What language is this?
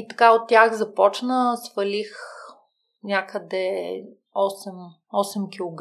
Bulgarian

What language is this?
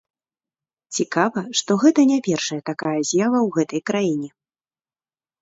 Belarusian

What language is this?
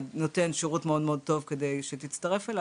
Hebrew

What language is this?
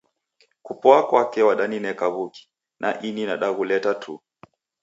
Taita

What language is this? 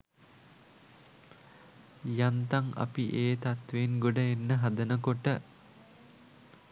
Sinhala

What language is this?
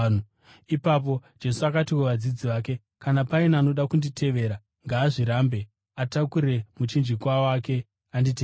Shona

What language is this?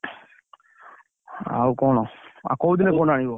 Odia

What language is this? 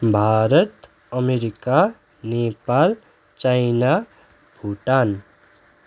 Nepali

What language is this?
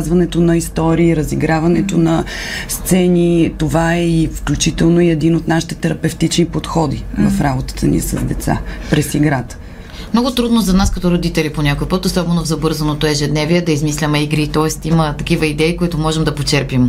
Bulgarian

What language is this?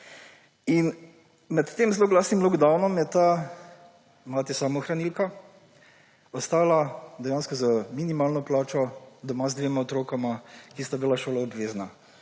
Slovenian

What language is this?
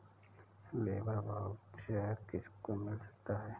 Hindi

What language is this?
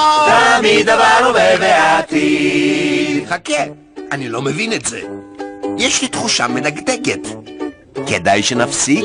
Hebrew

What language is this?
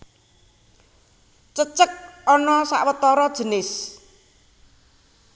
Javanese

